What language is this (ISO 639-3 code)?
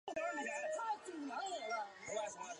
zho